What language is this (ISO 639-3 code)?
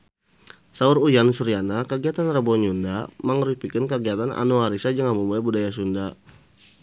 sun